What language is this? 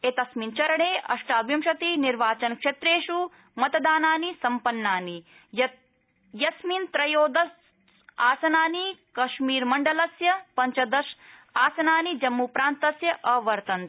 Sanskrit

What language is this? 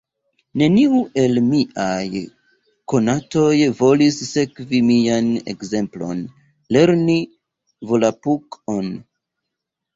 Esperanto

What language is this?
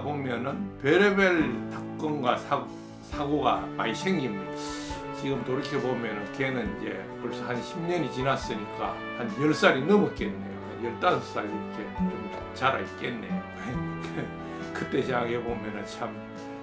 Korean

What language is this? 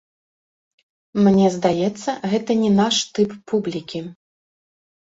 Belarusian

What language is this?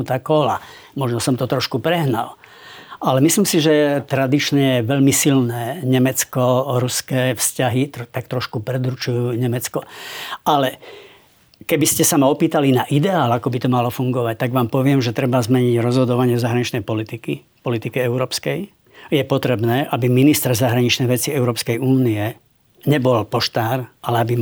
Slovak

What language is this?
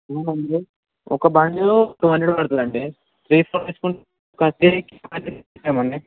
Telugu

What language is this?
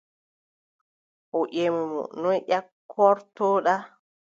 Adamawa Fulfulde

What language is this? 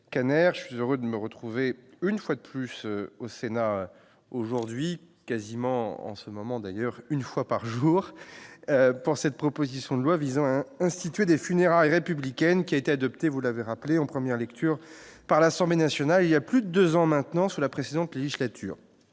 French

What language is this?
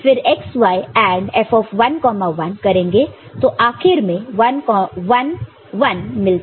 Hindi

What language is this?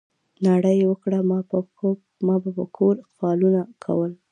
Pashto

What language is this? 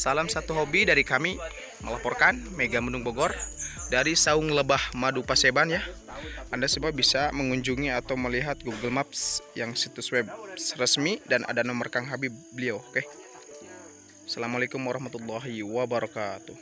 Indonesian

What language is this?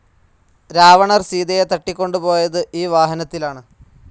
Malayalam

